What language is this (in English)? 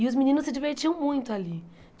Portuguese